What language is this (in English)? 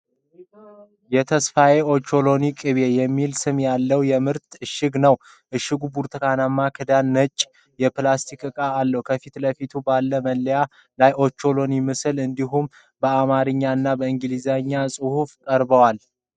Amharic